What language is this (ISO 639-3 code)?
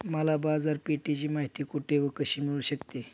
mar